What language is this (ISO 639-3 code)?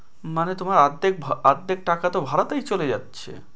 ben